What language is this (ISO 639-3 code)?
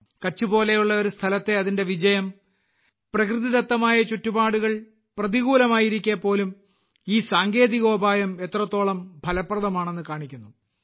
mal